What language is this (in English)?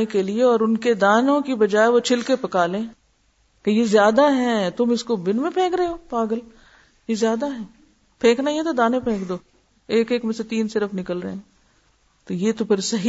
Urdu